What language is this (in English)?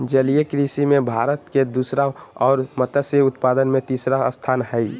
Magahi